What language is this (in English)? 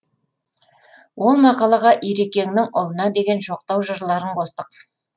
Kazakh